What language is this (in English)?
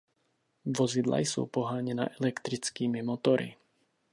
Czech